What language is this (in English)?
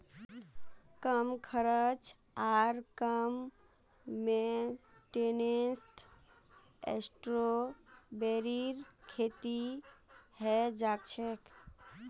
Magahi